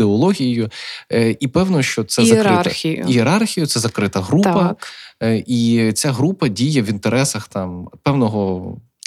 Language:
Ukrainian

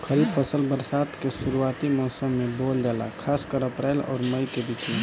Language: Bhojpuri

